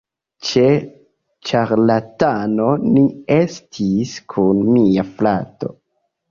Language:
Esperanto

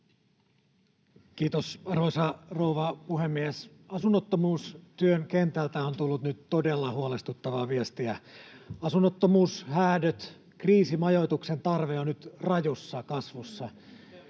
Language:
Finnish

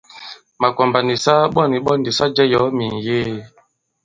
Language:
Bankon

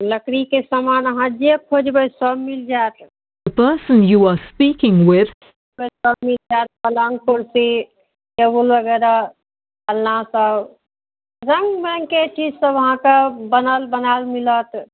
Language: Maithili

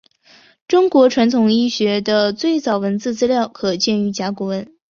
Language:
Chinese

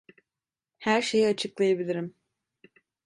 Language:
Turkish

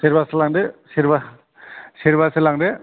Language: Bodo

